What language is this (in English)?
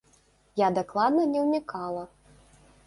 Belarusian